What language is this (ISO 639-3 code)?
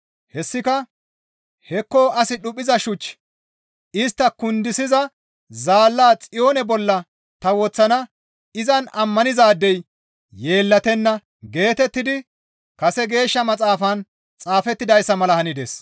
gmv